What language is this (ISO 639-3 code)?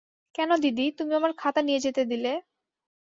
ben